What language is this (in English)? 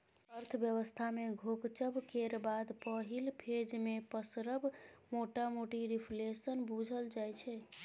Maithili